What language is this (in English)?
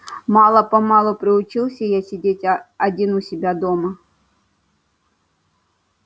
Russian